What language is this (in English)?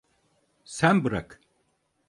Turkish